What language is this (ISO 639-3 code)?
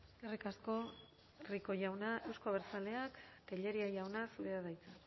eus